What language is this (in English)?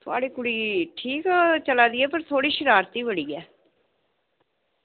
Dogri